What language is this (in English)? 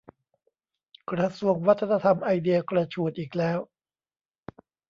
Thai